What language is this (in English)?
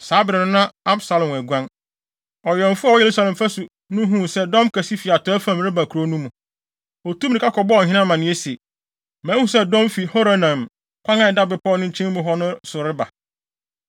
Akan